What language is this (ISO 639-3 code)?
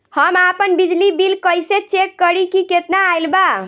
bho